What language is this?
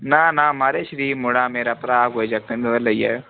Dogri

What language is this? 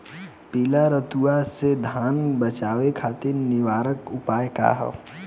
Bhojpuri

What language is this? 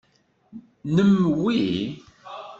Kabyle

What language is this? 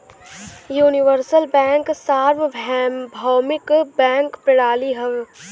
Bhojpuri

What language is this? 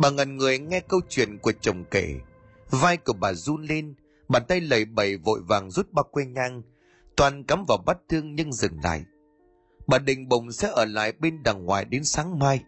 Vietnamese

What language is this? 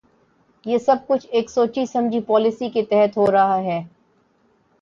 Urdu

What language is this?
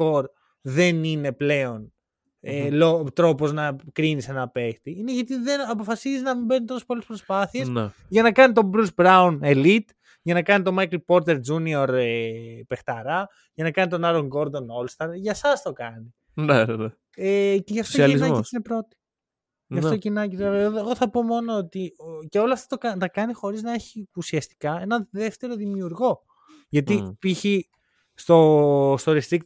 Greek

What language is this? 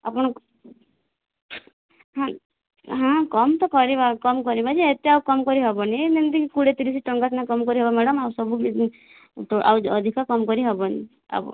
Odia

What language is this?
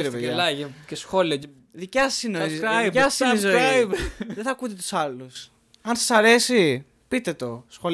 Greek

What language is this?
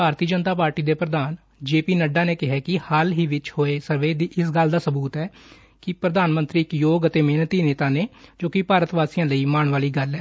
Punjabi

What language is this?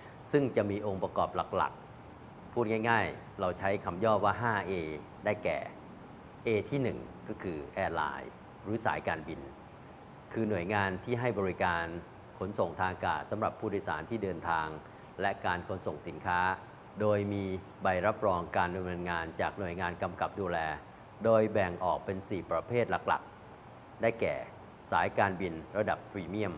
Thai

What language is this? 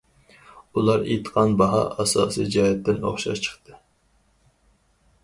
Uyghur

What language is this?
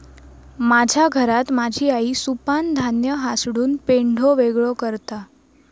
Marathi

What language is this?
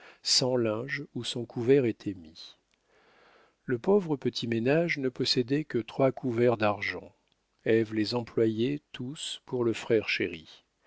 French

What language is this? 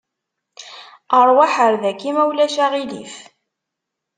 Kabyle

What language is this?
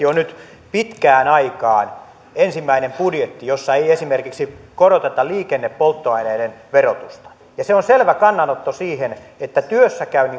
Finnish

